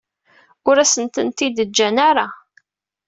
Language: Kabyle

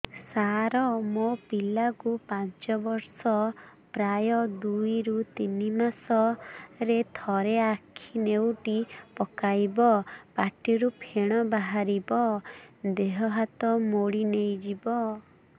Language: Odia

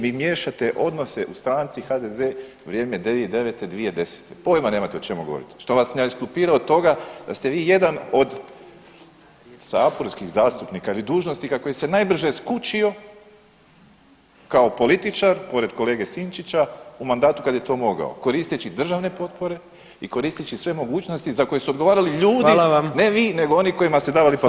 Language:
Croatian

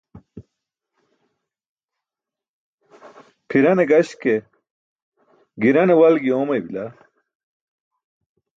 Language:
Burushaski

